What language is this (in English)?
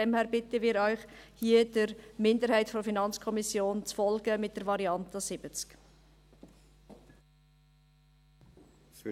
Swiss German